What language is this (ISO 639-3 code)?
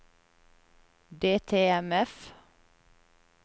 nor